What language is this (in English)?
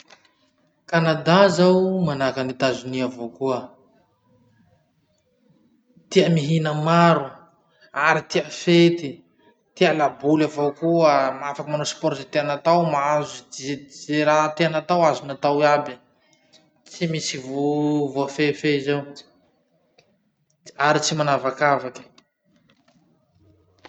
Masikoro Malagasy